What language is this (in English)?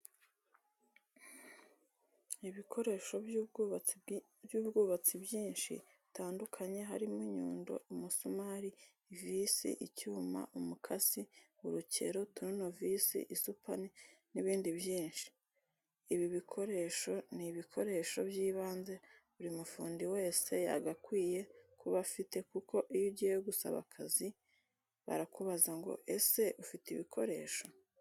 Kinyarwanda